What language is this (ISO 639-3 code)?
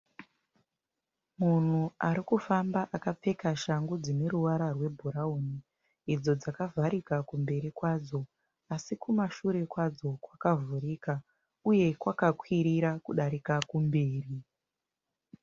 sna